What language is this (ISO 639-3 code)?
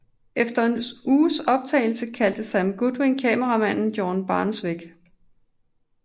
dan